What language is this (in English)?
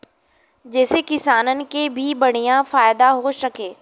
Bhojpuri